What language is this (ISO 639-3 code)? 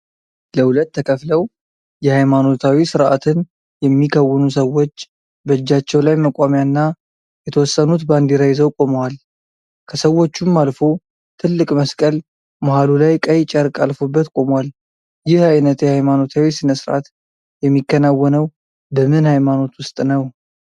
amh